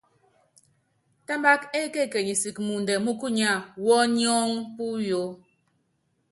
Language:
Yangben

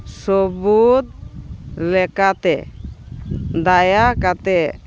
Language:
Santali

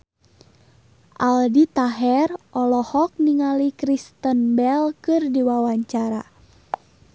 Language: Sundanese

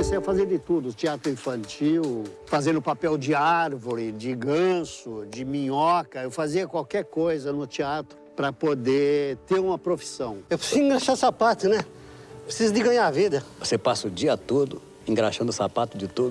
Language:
Portuguese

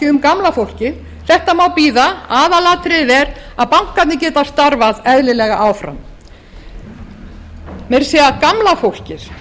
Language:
Icelandic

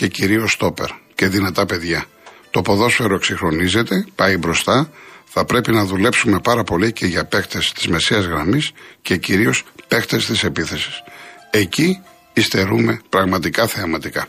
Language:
Greek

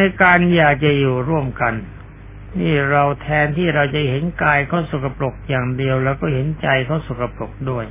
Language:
Thai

